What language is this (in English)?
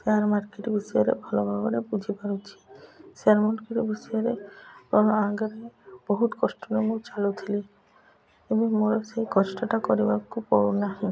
Odia